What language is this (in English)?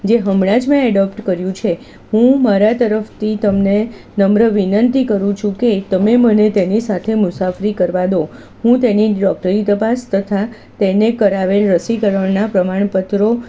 Gujarati